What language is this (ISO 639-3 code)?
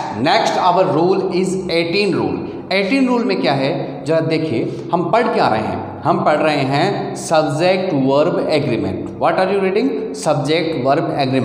hin